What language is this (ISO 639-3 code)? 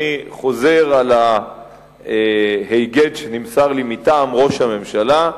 heb